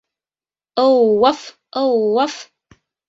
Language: Bashkir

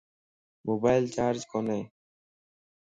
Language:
Lasi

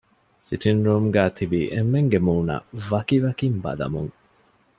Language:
Divehi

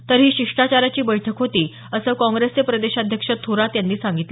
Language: Marathi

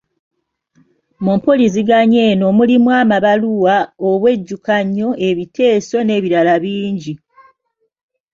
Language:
Ganda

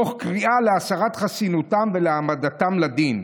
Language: Hebrew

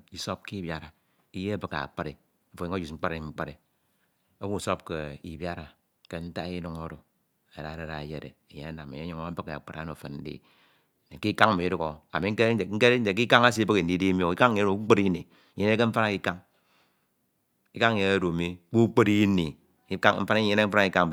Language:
Ito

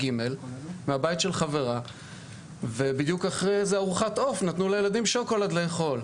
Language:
Hebrew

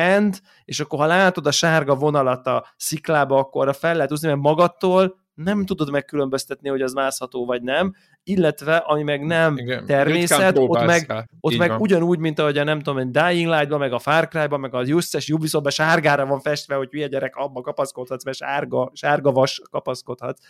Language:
Hungarian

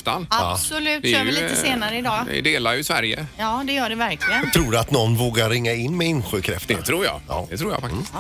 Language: Swedish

